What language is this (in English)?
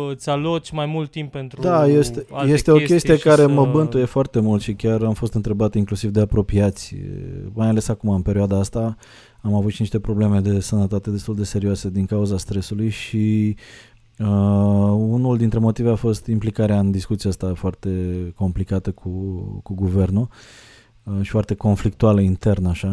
Romanian